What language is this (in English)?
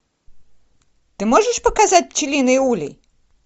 Russian